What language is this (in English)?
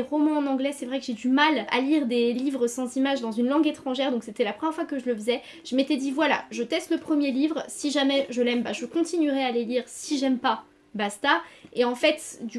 French